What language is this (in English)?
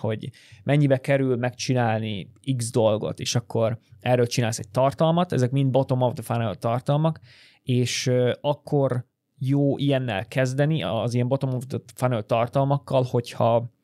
Hungarian